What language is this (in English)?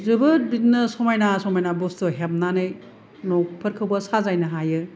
Bodo